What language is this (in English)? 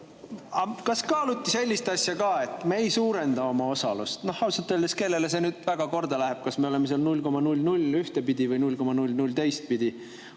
Estonian